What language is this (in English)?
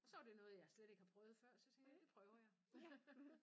Danish